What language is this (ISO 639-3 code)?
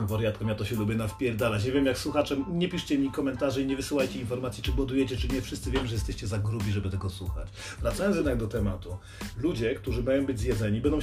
pol